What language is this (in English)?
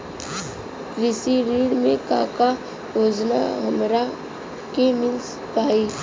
Bhojpuri